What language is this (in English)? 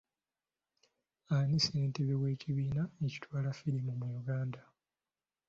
Ganda